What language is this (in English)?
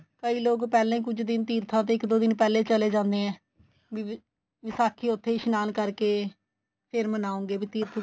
Punjabi